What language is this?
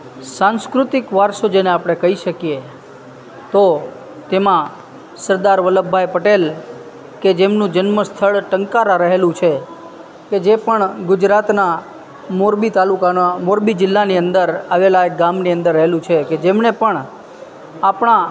Gujarati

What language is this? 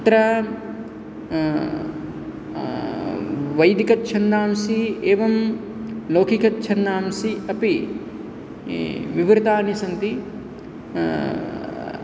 Sanskrit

